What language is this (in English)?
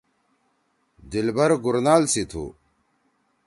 Torwali